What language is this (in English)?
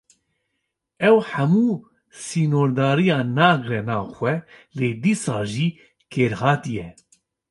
Kurdish